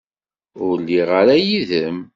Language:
Kabyle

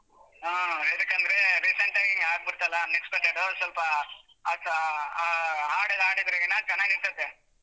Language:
Kannada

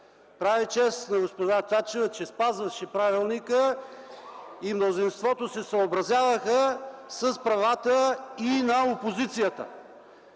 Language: Bulgarian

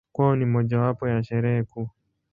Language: Swahili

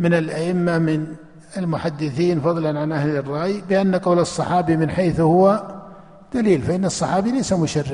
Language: Arabic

